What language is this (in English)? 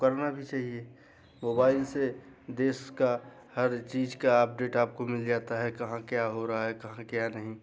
Hindi